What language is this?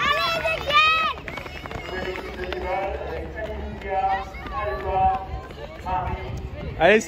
French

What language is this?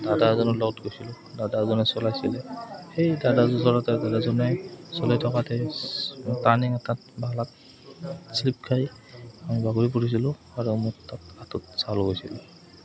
Assamese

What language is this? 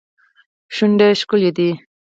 Pashto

